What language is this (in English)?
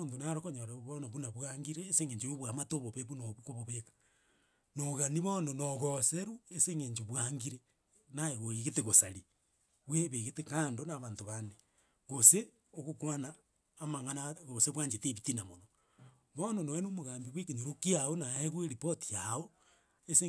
Gusii